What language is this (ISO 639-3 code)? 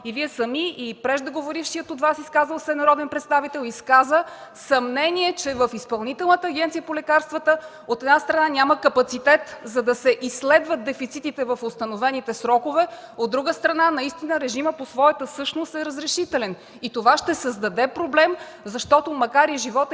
bul